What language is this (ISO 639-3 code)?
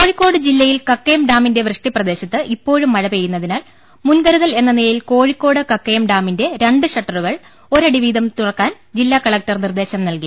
mal